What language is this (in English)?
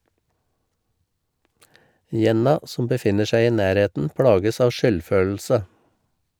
Norwegian